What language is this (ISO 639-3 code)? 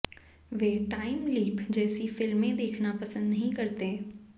hin